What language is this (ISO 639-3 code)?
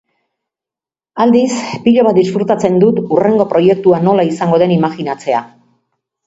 eus